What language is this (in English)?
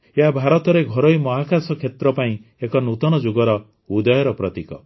Odia